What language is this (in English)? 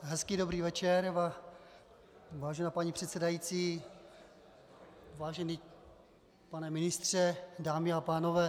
Czech